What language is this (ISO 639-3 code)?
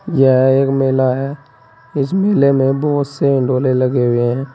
hin